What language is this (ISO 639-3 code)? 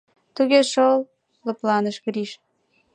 chm